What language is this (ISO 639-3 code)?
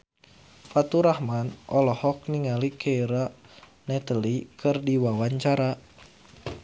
sun